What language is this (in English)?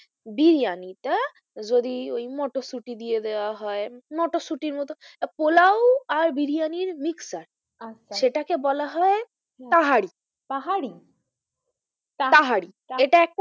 Bangla